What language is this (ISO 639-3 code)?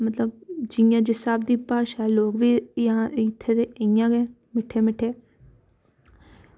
doi